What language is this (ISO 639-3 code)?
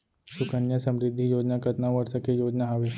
hne